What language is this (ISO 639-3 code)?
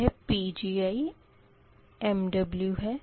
hin